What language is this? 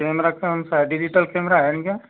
Hindi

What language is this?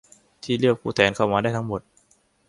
Thai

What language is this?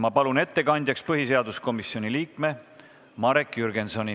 Estonian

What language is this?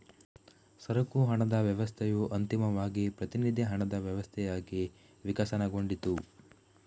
Kannada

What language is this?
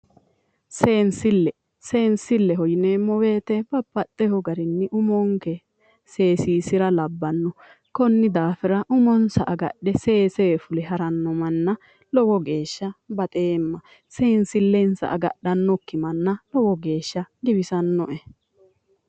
Sidamo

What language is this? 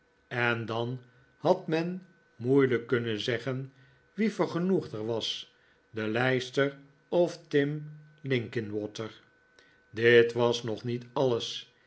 Dutch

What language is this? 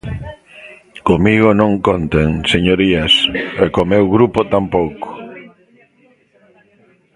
Galician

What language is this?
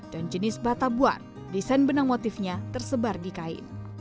Indonesian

